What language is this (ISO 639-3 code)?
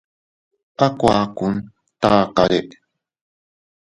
cut